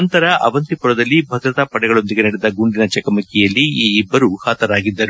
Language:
Kannada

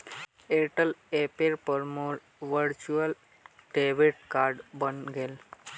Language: Magahi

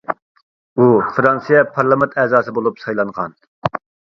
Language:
Uyghur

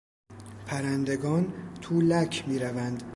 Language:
Persian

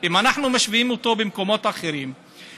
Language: Hebrew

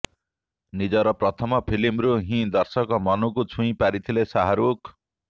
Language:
Odia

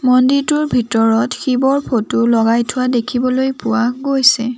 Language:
Assamese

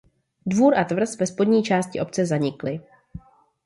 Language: Czech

